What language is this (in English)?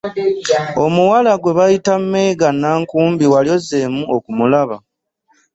Ganda